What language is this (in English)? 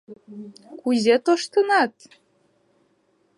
Mari